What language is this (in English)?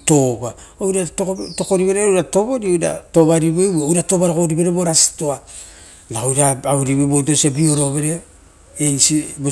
Rotokas